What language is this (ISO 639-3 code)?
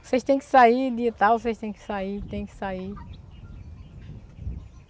por